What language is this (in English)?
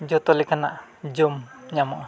Santali